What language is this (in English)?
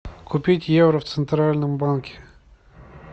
Russian